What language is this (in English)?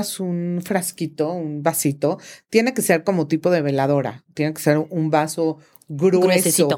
Spanish